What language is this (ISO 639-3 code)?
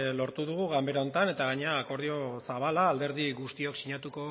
eus